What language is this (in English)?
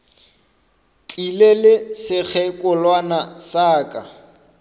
Northern Sotho